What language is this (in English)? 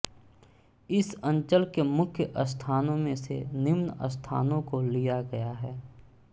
Hindi